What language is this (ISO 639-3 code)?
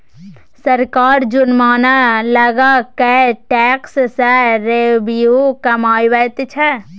mai